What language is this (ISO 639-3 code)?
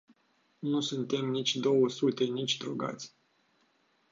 ron